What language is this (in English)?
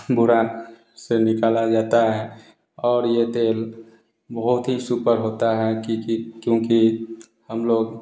Hindi